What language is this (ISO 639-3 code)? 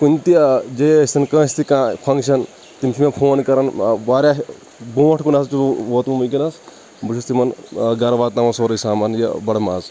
kas